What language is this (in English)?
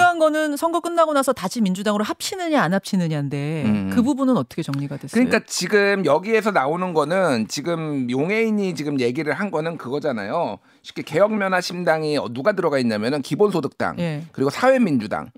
Korean